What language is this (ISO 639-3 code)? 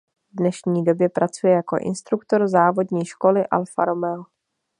ces